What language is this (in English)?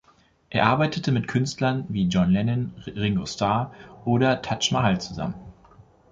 German